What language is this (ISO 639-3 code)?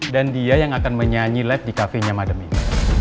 ind